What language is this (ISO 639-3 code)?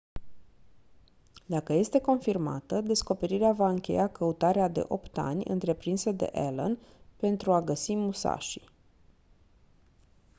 ron